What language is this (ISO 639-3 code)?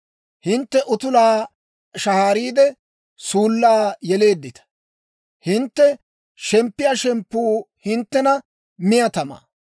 dwr